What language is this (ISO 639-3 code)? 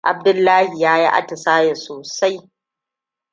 hau